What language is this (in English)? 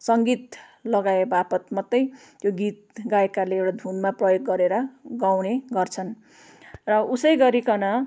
Nepali